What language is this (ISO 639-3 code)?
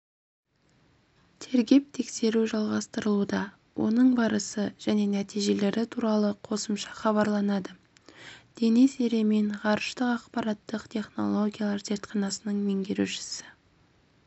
kaz